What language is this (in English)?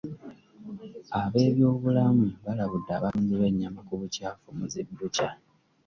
Ganda